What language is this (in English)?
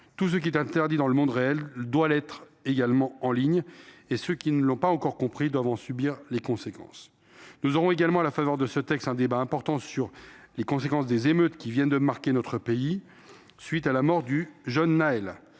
French